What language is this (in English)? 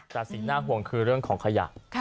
Thai